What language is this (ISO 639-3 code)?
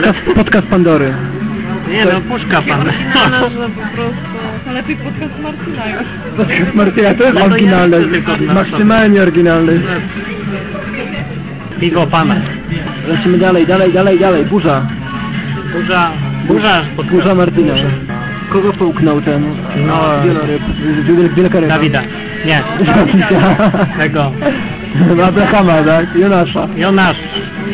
pol